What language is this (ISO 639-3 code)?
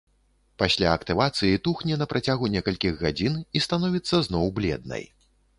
bel